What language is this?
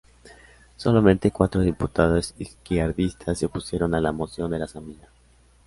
Spanish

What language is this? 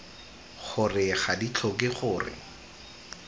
Tswana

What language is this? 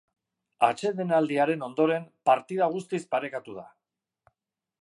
Basque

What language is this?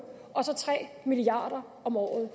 Danish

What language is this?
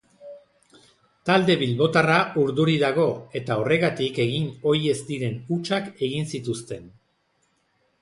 Basque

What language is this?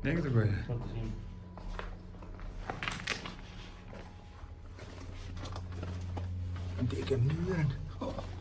Dutch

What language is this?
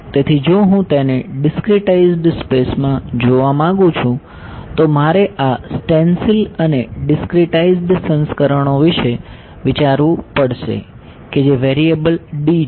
Gujarati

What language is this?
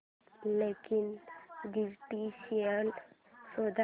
Marathi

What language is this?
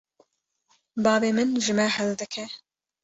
Kurdish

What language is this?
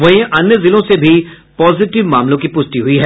Hindi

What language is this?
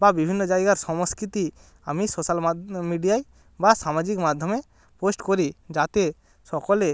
Bangla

